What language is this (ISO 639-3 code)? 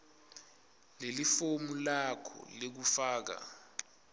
ssw